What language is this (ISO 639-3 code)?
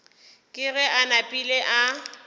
nso